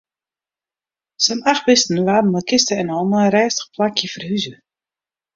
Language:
Western Frisian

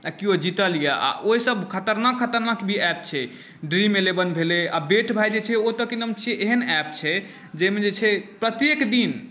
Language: Maithili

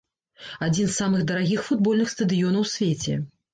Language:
Belarusian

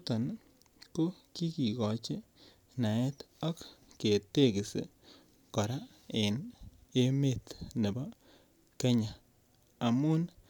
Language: Kalenjin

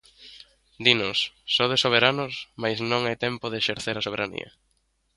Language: Galician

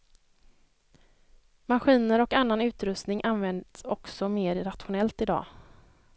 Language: Swedish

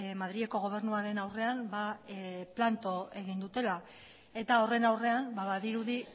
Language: Basque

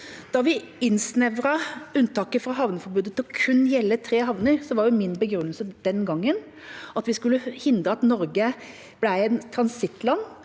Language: Norwegian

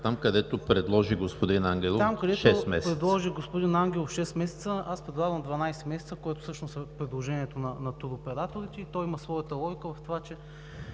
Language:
Bulgarian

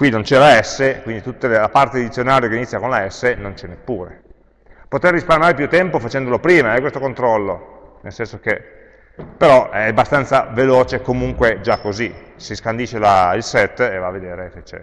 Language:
Italian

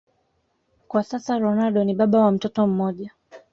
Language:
Swahili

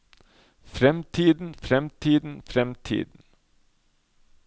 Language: Norwegian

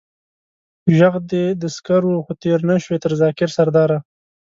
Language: Pashto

